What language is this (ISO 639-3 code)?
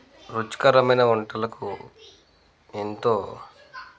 tel